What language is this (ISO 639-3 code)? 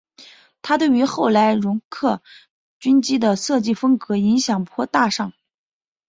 zho